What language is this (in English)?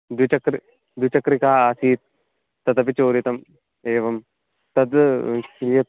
Sanskrit